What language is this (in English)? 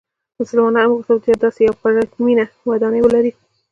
Pashto